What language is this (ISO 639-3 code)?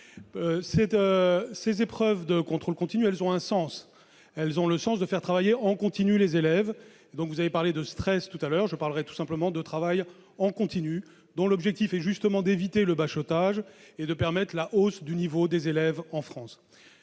fra